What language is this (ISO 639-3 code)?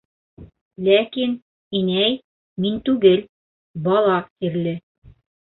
bak